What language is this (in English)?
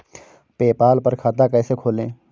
Hindi